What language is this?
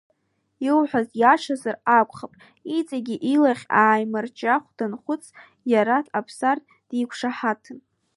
Abkhazian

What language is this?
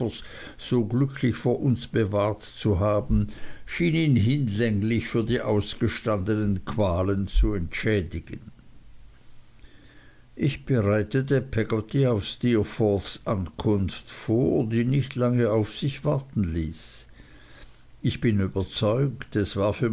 German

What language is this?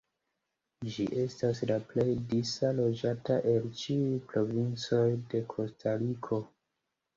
Esperanto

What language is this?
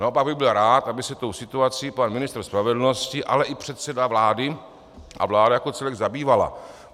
Czech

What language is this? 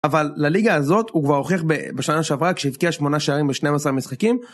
Hebrew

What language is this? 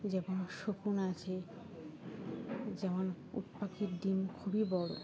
Bangla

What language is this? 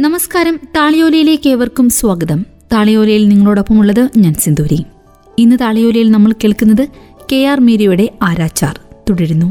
Malayalam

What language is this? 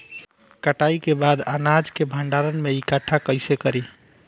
Bhojpuri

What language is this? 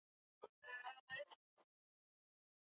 Swahili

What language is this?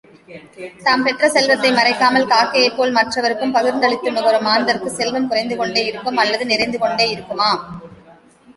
Tamil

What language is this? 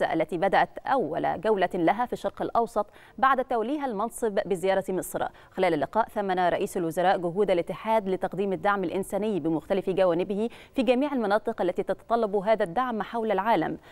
Arabic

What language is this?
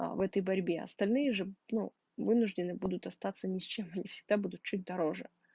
Russian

